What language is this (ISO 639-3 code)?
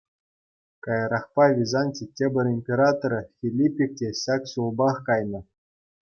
chv